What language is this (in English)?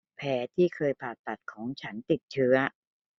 Thai